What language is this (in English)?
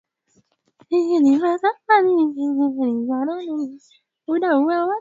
Swahili